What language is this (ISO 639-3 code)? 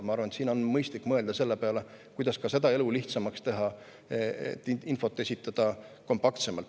est